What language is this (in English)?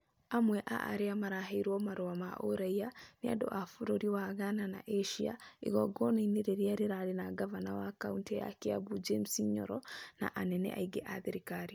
Kikuyu